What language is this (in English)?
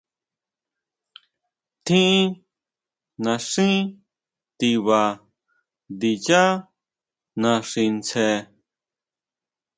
Huautla Mazatec